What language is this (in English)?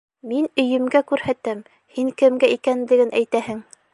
Bashkir